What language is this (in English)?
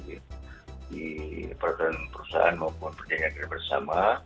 Indonesian